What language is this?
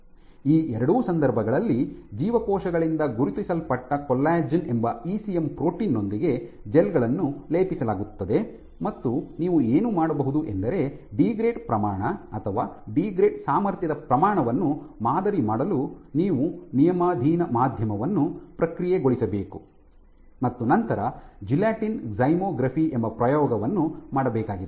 Kannada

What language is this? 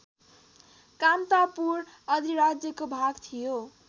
Nepali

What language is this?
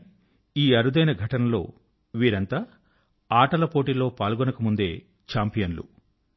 Telugu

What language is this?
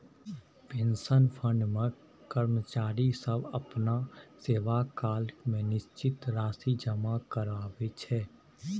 Maithili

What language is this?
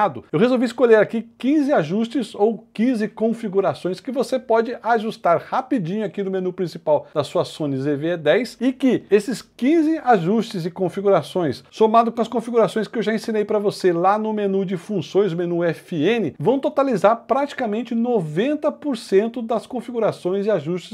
Portuguese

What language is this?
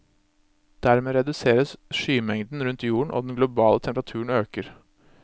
Norwegian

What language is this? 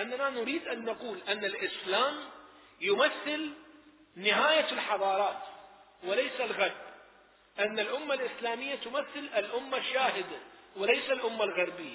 Arabic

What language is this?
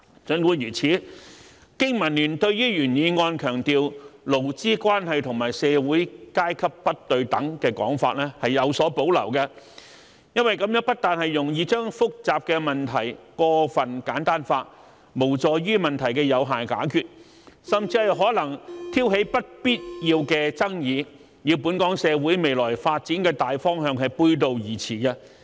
Cantonese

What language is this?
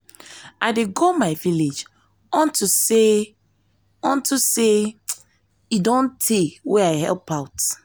Nigerian Pidgin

